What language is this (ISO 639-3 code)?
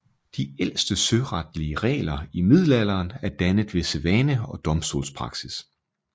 dan